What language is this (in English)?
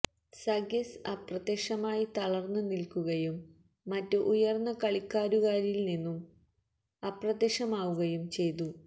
Malayalam